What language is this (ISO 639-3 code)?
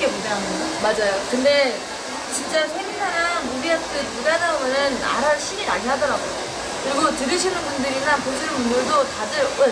kor